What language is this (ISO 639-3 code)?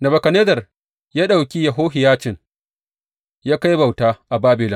hau